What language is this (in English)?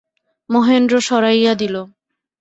Bangla